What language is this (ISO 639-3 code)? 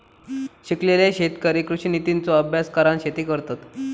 mar